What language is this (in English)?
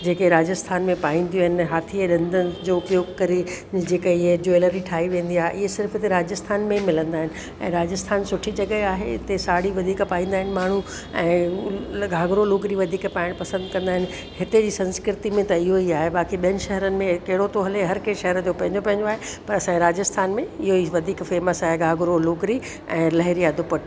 Sindhi